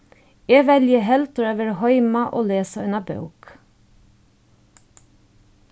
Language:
Faroese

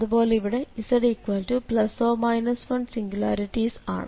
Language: Malayalam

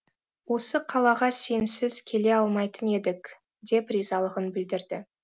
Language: Kazakh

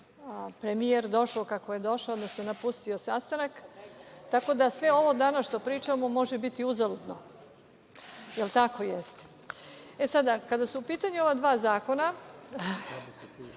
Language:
Serbian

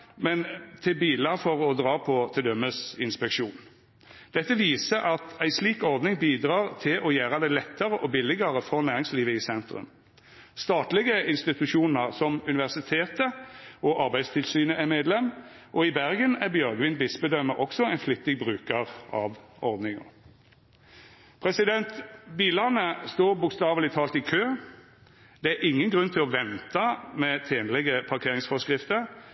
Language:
Norwegian Nynorsk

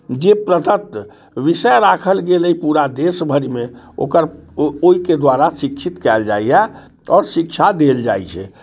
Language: Maithili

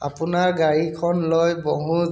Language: Assamese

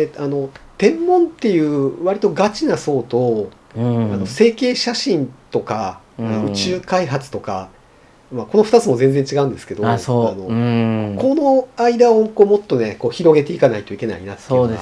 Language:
Japanese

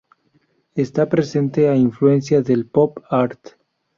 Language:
Spanish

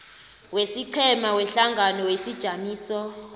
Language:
South Ndebele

